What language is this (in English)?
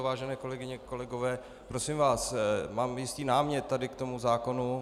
Czech